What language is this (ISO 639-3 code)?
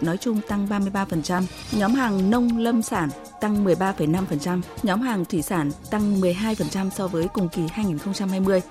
vie